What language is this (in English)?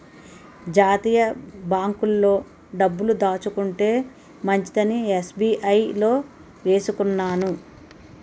Telugu